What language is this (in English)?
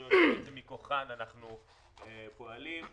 Hebrew